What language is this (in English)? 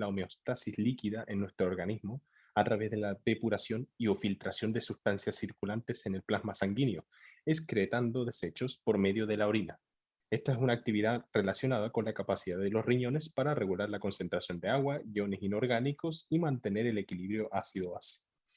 Spanish